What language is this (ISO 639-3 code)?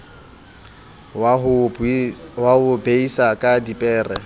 sot